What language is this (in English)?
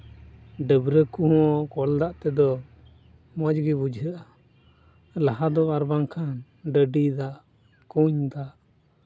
Santali